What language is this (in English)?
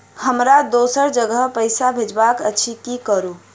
Maithili